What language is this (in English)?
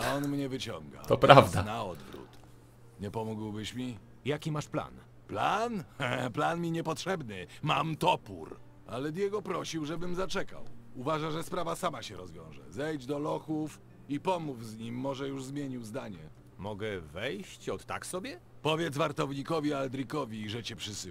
Polish